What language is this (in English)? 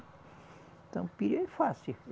Portuguese